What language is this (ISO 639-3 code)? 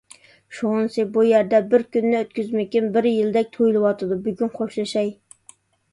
uig